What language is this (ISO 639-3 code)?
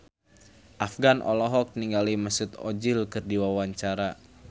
sun